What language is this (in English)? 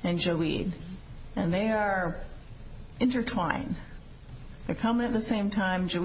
English